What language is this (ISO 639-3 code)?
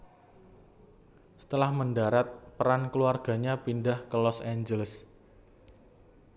jav